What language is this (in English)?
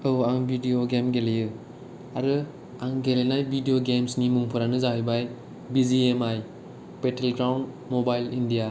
Bodo